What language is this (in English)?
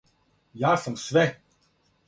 Serbian